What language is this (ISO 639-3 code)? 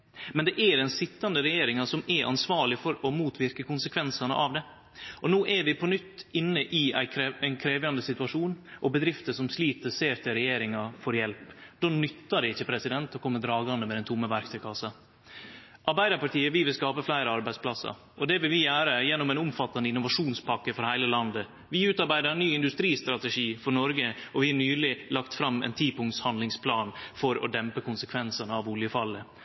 nno